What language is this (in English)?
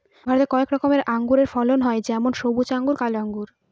Bangla